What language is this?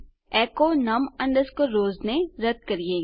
Gujarati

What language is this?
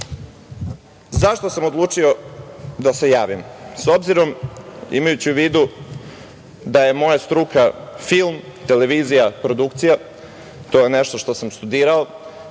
Serbian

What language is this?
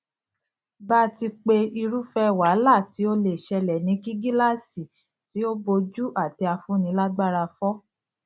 Yoruba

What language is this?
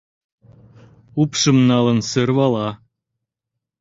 Mari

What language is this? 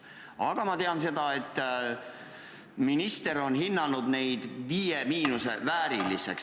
Estonian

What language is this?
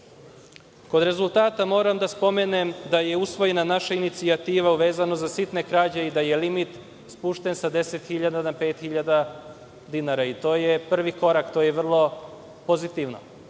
Serbian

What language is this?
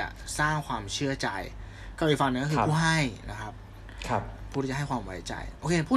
Thai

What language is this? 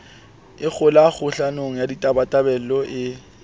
Southern Sotho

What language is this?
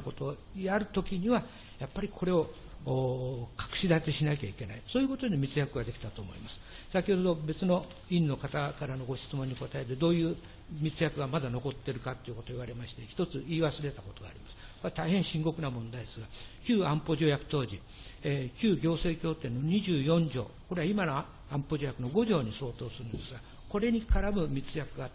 Japanese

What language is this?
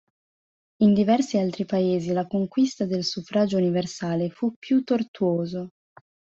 Italian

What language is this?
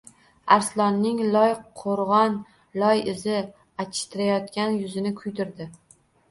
Uzbek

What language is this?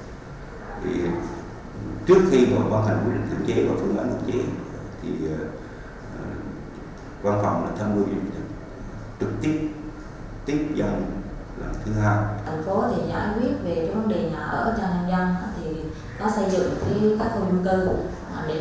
Vietnamese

